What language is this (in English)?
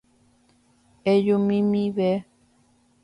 Guarani